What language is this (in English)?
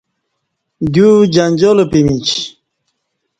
Kati